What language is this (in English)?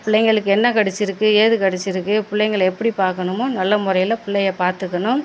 Tamil